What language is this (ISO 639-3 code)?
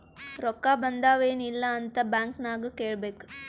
kan